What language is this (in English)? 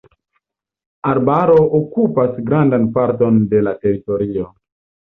Esperanto